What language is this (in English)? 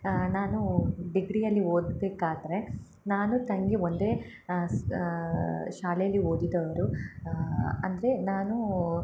Kannada